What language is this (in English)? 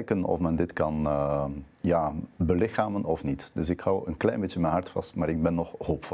Dutch